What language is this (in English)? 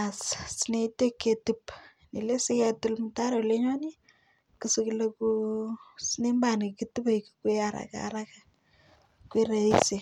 Kalenjin